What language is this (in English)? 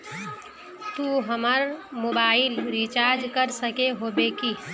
Magahi